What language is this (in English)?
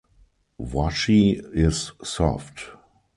English